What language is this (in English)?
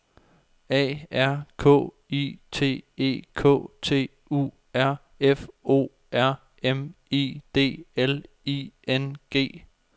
Danish